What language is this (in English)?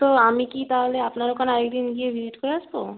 Bangla